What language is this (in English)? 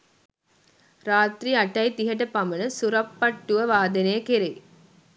Sinhala